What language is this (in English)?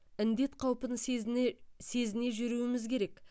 Kazakh